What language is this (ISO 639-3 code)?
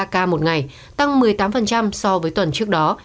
vie